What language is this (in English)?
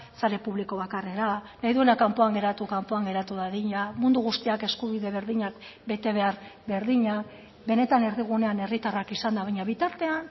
Basque